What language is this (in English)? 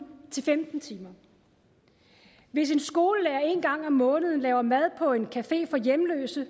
Danish